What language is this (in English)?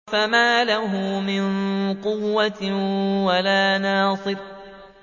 Arabic